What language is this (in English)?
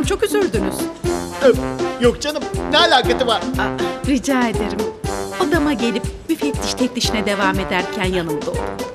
Turkish